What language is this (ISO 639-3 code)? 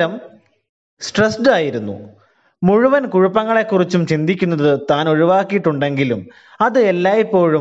mal